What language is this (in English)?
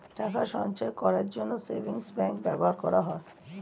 Bangla